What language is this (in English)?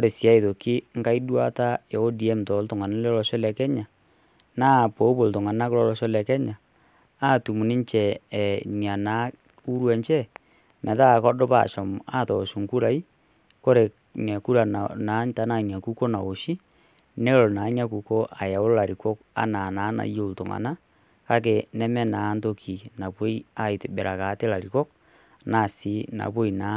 Masai